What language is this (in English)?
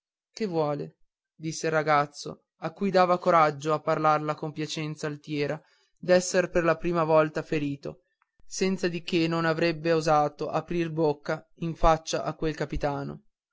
Italian